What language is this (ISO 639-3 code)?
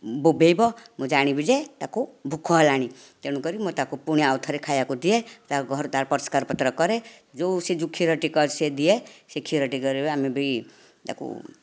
ori